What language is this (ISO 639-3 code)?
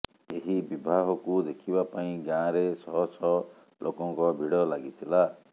ori